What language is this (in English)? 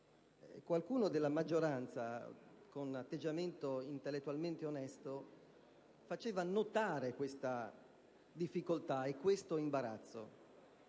Italian